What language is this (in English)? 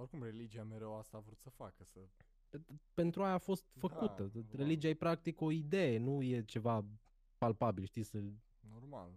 Romanian